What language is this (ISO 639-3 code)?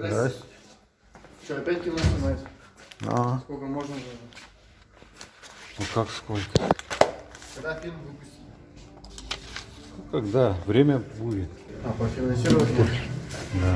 rus